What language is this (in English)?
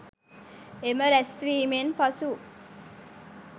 Sinhala